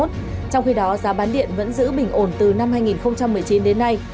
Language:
Vietnamese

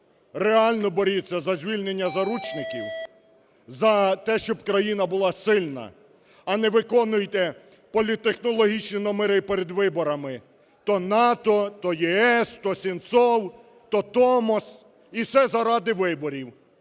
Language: Ukrainian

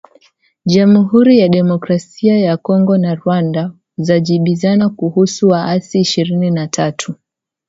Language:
Swahili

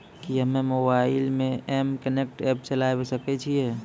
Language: Maithili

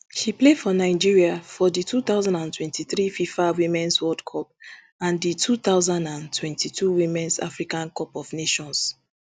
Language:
Nigerian Pidgin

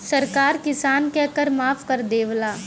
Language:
Bhojpuri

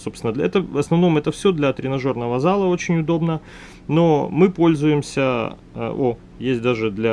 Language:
Russian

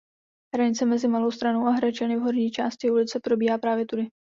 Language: Czech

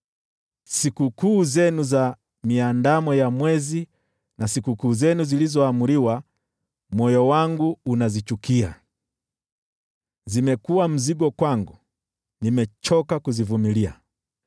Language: Swahili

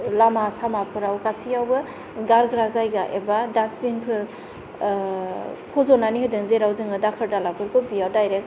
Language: Bodo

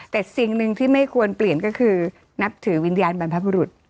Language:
Thai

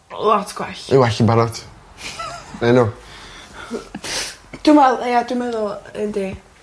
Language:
Welsh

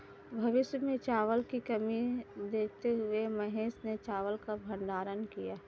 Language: Hindi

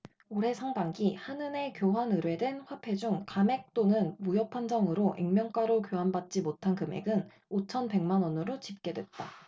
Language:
Korean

